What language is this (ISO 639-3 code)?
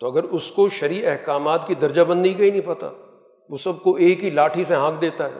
urd